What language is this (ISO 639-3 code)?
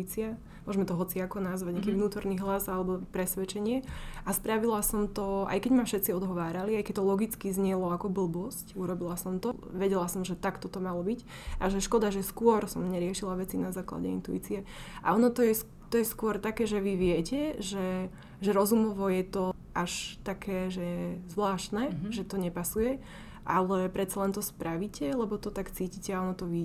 slk